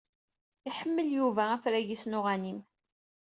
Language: Kabyle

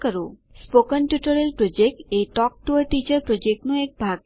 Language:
Gujarati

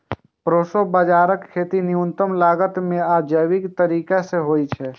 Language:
Maithili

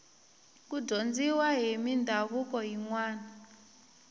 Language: Tsonga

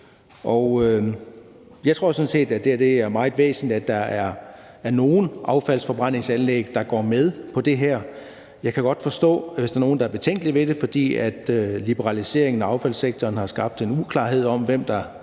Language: Danish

